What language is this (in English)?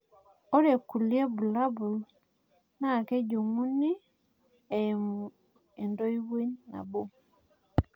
Masai